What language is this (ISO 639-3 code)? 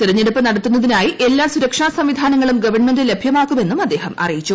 mal